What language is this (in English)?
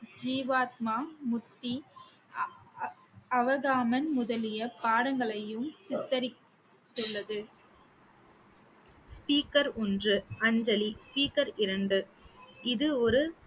Tamil